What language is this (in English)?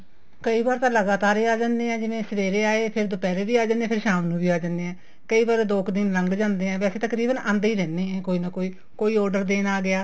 Punjabi